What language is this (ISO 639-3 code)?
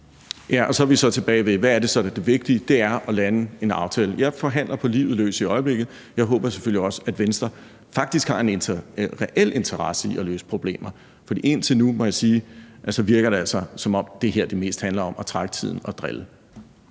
dan